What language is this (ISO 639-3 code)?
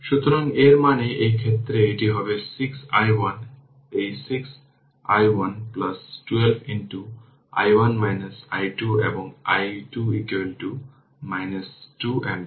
ben